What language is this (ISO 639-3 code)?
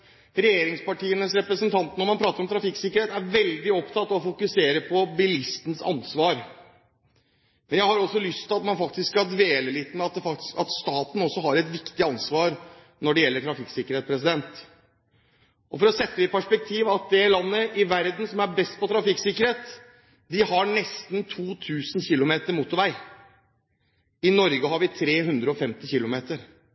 nob